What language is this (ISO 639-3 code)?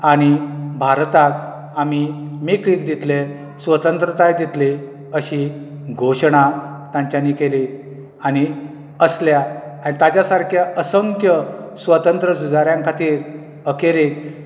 kok